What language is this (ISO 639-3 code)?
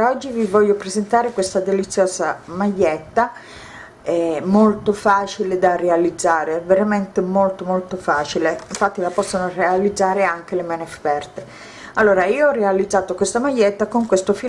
ita